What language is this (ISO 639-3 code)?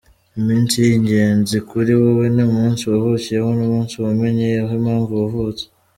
kin